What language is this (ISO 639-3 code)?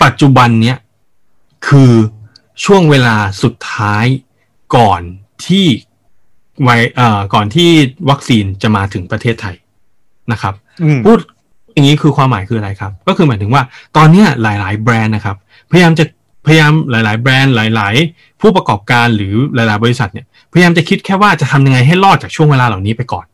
tha